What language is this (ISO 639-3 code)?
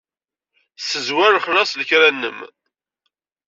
kab